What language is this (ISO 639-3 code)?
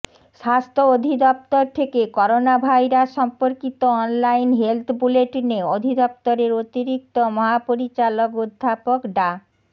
ben